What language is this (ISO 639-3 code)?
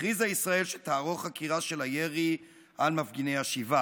heb